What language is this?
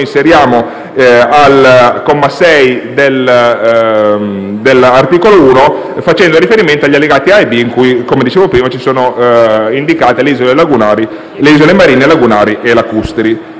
Italian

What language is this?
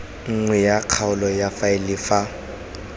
Tswana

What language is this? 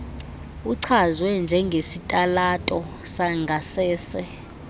Xhosa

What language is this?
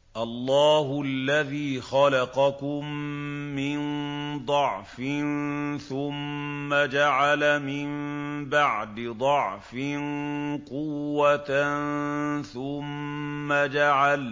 Arabic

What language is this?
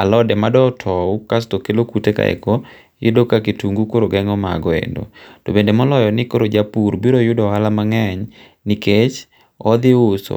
Luo (Kenya and Tanzania)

